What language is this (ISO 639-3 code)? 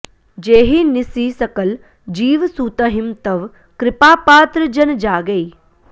san